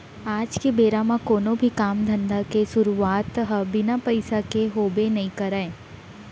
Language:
Chhattisgarhi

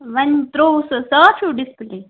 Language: Kashmiri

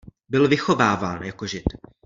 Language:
Czech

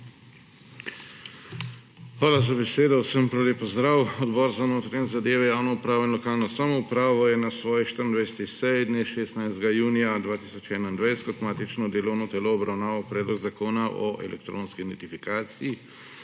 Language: Slovenian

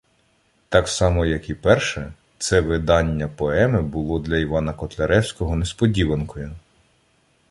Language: Ukrainian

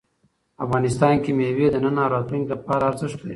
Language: Pashto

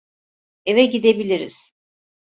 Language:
Turkish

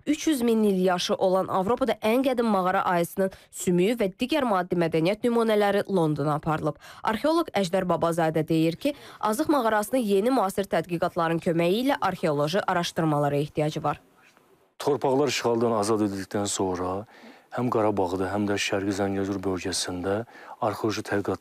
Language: Turkish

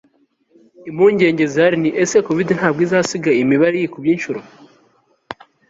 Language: Kinyarwanda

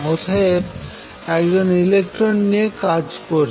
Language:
Bangla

